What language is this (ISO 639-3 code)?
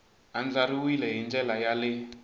tso